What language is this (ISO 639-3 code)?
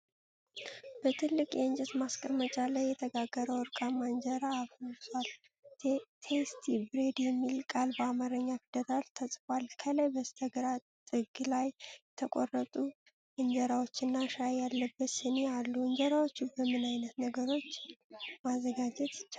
amh